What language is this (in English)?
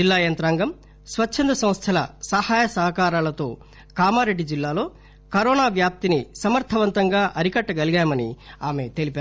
Telugu